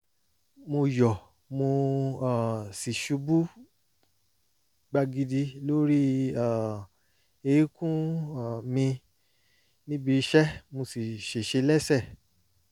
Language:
Yoruba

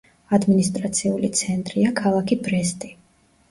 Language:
Georgian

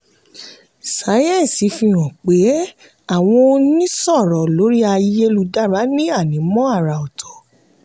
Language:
Yoruba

